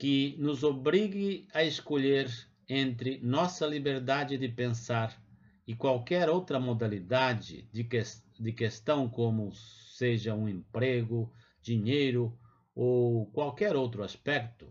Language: Portuguese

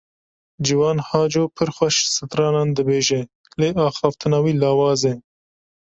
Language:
Kurdish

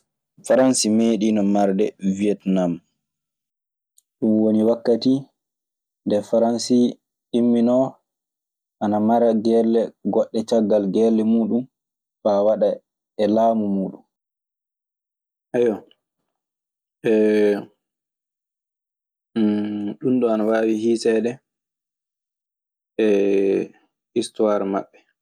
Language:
Maasina Fulfulde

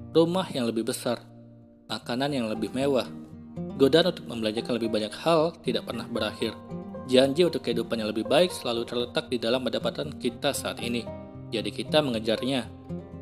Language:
Indonesian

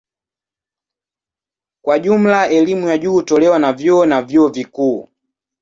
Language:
Swahili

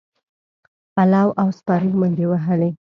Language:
Pashto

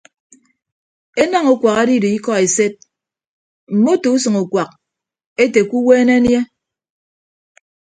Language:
Ibibio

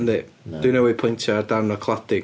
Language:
Welsh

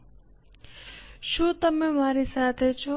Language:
Gujarati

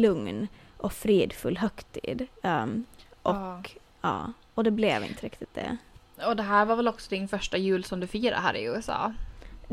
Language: Swedish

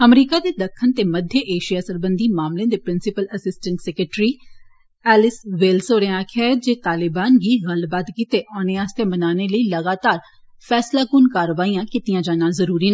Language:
Dogri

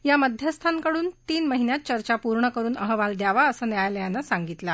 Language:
Marathi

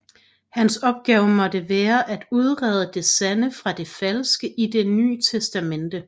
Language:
Danish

